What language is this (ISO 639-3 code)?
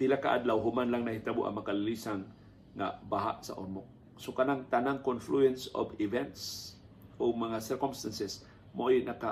fil